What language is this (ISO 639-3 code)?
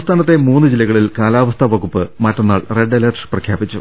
mal